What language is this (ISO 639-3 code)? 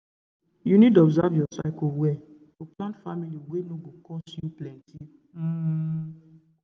pcm